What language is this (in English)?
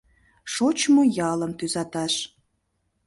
Mari